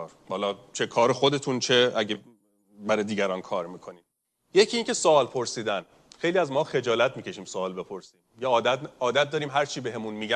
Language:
Persian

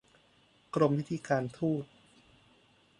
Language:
Thai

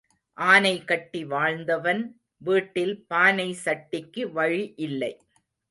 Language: Tamil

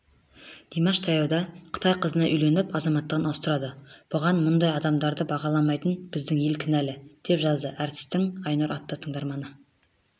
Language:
Kazakh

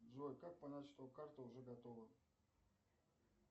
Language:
Russian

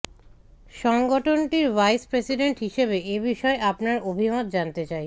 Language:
Bangla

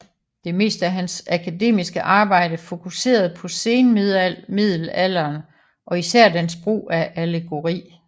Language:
Danish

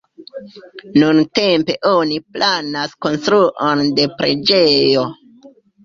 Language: Esperanto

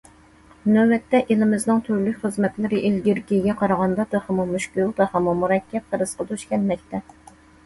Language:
Uyghur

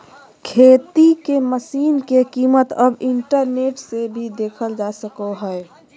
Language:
Magahi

